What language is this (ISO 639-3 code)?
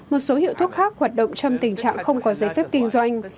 vie